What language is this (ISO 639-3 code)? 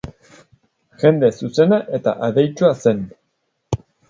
eus